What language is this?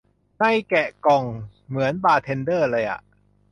Thai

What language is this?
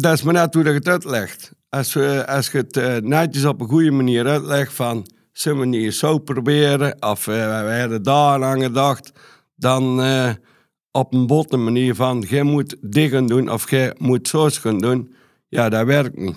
Dutch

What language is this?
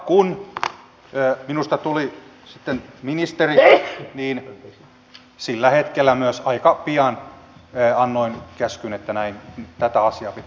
Finnish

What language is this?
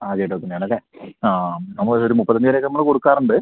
Malayalam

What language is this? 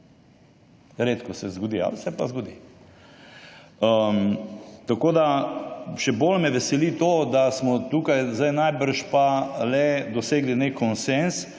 Slovenian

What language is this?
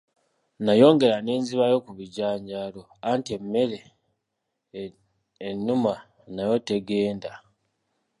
Ganda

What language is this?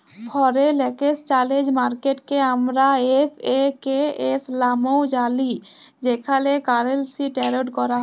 Bangla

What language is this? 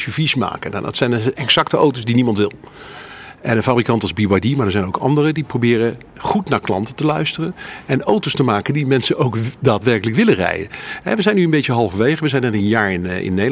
Dutch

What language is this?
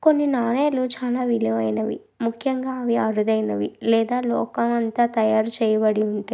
Telugu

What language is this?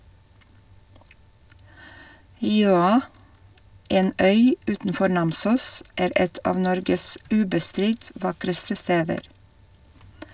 Norwegian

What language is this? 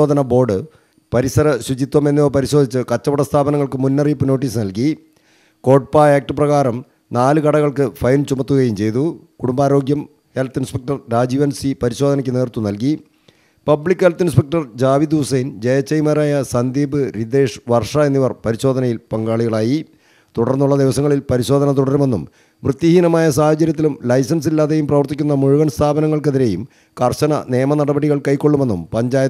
Malayalam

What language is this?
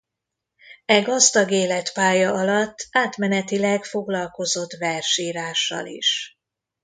Hungarian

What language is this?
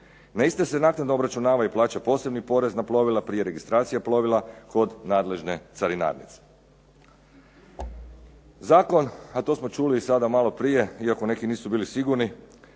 Croatian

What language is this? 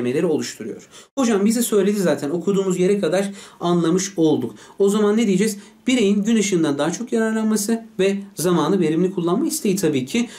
Turkish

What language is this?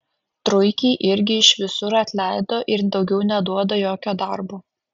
Lithuanian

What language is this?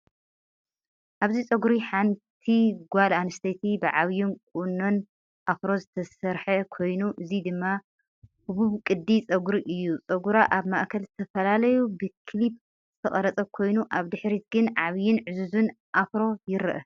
Tigrinya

